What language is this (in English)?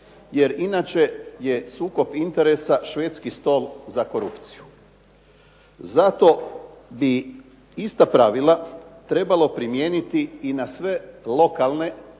Croatian